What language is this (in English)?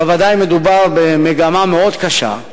Hebrew